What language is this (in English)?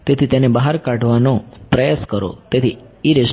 Gujarati